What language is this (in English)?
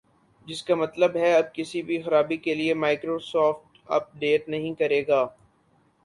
Urdu